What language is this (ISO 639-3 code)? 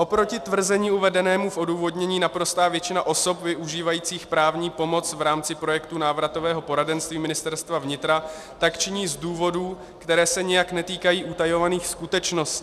ces